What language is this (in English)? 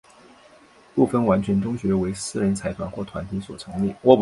Chinese